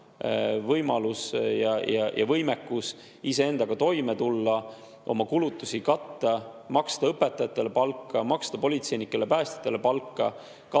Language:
Estonian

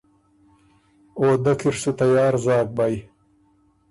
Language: Ormuri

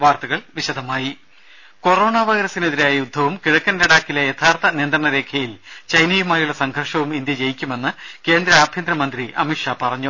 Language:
Malayalam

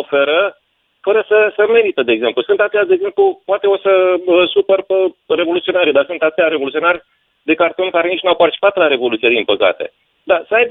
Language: Romanian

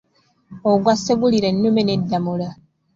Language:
Ganda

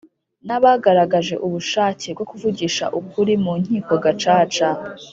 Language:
Kinyarwanda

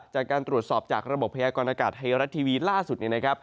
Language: Thai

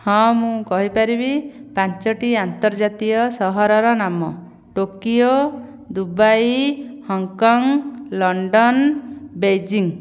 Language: Odia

